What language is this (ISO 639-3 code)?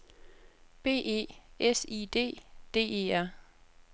dan